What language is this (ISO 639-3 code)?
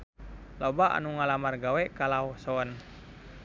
sun